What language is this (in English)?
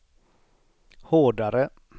Swedish